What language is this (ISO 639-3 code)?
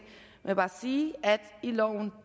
dan